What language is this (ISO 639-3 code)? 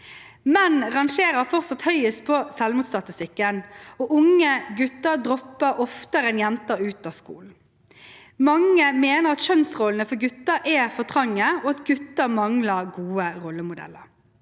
nor